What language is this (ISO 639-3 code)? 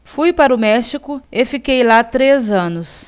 por